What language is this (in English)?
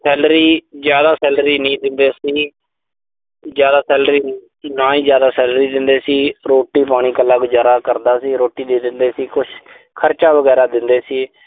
Punjabi